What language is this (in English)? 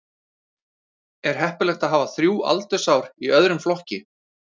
Icelandic